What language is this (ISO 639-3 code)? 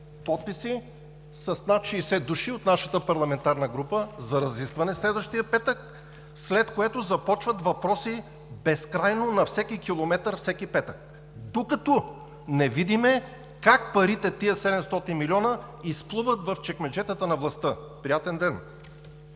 bul